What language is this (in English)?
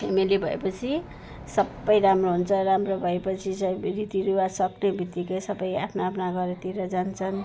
Nepali